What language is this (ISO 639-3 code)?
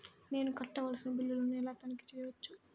tel